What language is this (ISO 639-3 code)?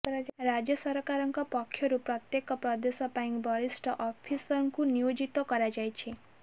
ori